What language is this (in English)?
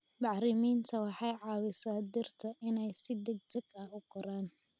Somali